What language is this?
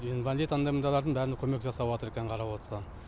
Kazakh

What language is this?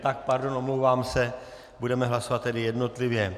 Czech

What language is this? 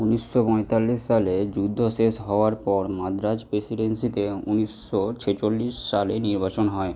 Bangla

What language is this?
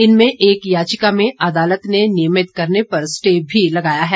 Hindi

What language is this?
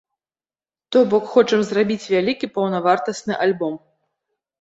Belarusian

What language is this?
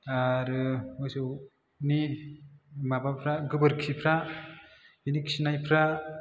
Bodo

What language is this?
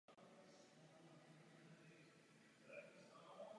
Czech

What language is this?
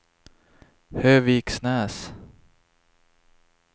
Swedish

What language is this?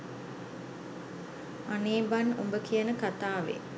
Sinhala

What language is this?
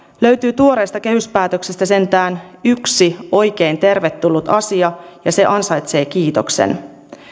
Finnish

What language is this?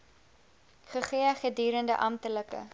Afrikaans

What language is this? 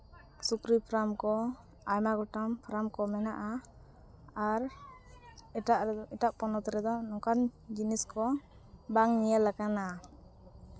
Santali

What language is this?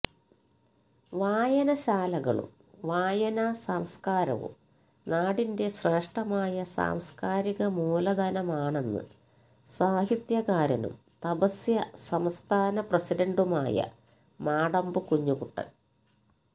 Malayalam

